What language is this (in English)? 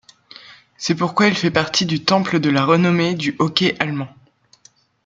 French